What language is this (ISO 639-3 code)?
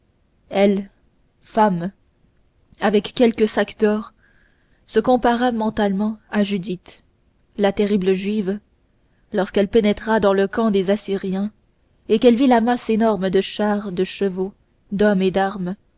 fra